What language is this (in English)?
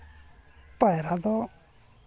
Santali